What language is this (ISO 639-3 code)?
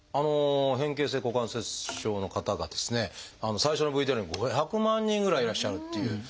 jpn